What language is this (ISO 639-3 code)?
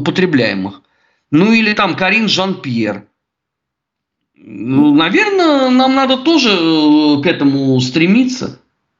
rus